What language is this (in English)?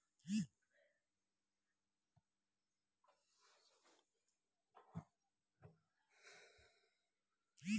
Maithili